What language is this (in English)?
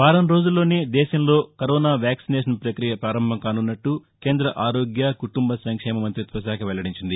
Telugu